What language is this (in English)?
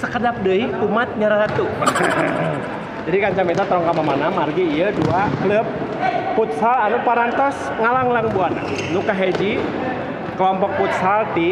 Indonesian